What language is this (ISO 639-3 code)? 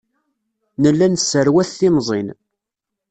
kab